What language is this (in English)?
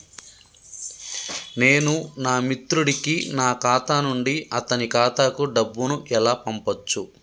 Telugu